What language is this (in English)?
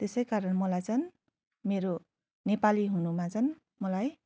Nepali